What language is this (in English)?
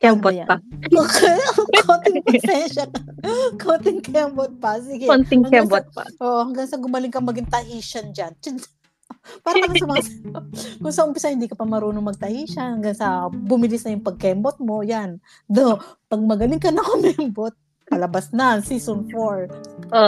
Filipino